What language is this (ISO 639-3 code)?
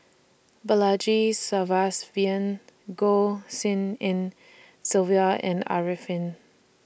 eng